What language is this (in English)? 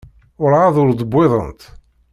Kabyle